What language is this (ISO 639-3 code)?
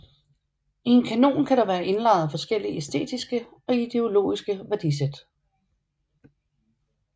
dan